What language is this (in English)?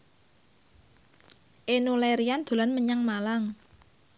Javanese